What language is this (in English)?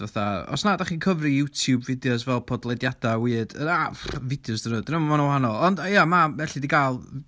Welsh